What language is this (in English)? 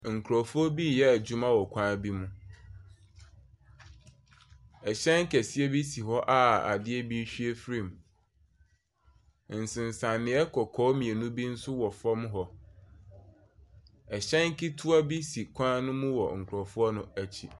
Akan